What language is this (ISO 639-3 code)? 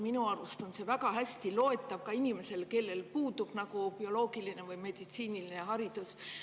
est